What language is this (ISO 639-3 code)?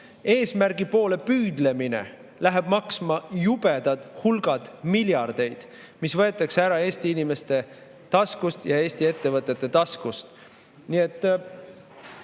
est